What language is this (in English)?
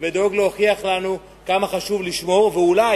Hebrew